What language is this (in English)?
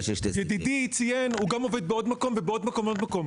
Hebrew